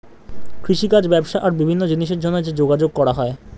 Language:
Bangla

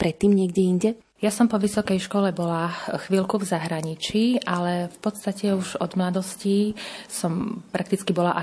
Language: Slovak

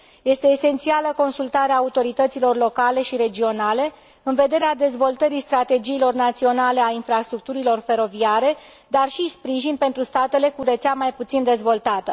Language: Romanian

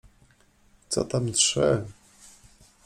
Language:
Polish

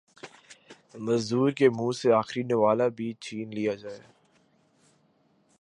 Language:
Urdu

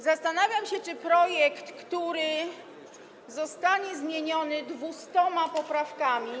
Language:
Polish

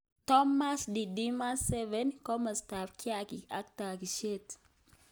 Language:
Kalenjin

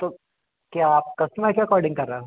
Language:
Hindi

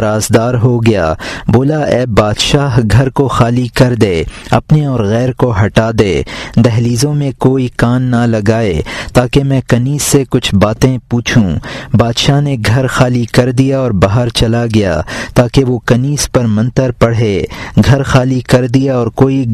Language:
Urdu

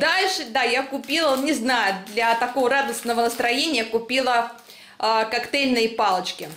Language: Russian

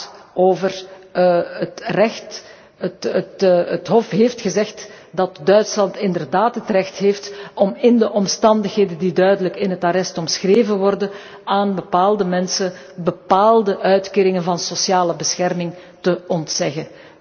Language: Dutch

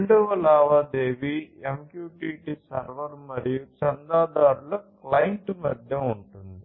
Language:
Telugu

